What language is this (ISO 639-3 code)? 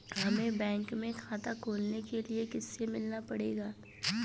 hin